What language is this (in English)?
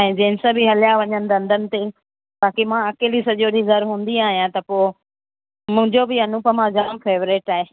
Sindhi